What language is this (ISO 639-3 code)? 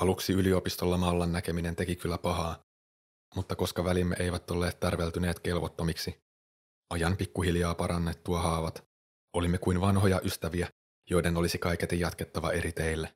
fin